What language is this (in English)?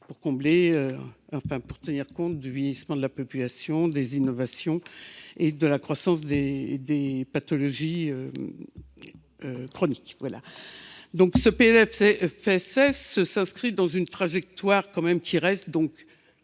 French